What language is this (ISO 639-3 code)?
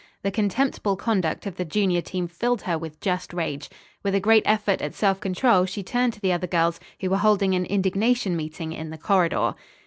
eng